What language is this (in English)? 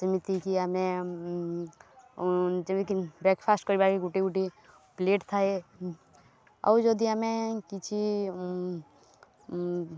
Odia